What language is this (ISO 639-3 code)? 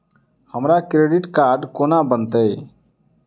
mai